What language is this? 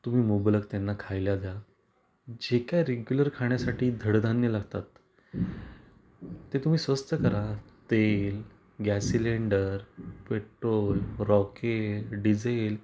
Marathi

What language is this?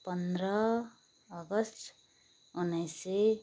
Nepali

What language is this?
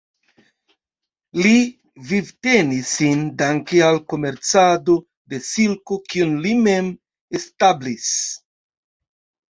Esperanto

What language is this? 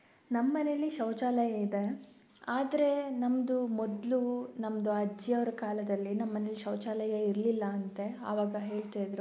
Kannada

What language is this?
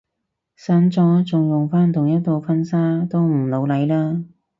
Cantonese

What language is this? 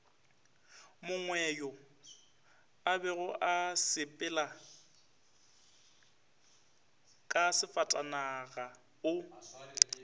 Northern Sotho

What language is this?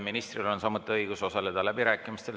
Estonian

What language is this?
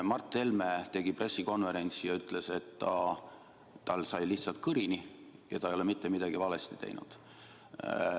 Estonian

